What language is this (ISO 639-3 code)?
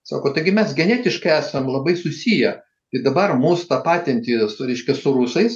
lit